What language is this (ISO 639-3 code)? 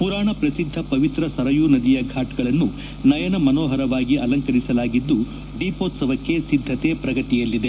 kan